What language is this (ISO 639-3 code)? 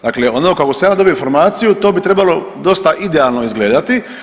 hrv